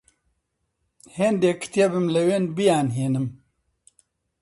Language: Central Kurdish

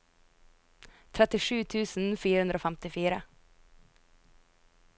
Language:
Norwegian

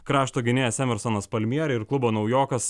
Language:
Lithuanian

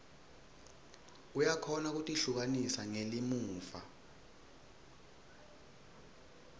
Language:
Swati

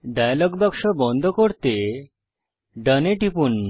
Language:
Bangla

